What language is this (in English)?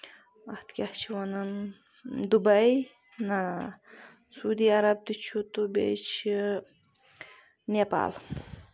Kashmiri